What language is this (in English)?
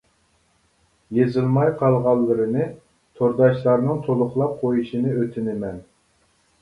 Uyghur